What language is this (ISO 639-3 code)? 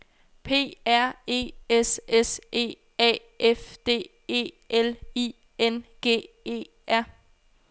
dan